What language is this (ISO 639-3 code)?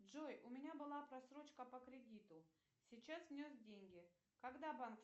rus